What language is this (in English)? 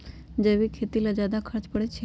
Magahi